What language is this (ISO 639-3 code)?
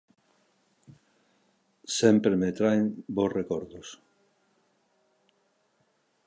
glg